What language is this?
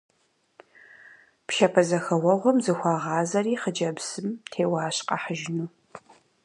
Kabardian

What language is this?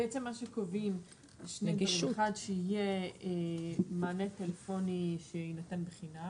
Hebrew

